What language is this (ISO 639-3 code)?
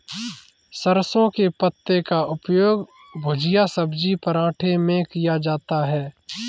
hin